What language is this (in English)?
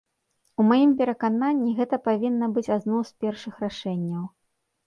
Belarusian